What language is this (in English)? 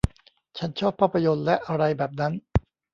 Thai